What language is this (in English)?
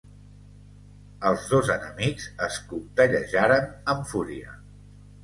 Catalan